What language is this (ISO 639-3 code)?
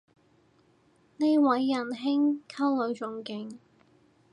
yue